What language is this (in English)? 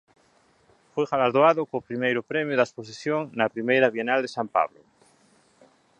Galician